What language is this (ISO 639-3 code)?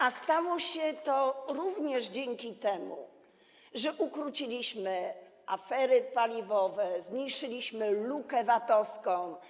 pol